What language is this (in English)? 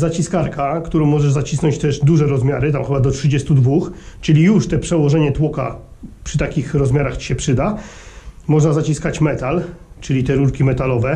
Polish